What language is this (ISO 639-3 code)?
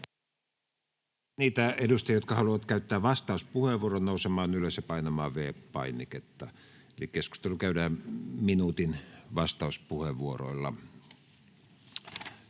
fin